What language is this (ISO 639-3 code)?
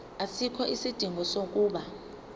zul